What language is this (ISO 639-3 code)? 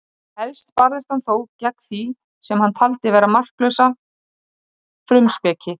isl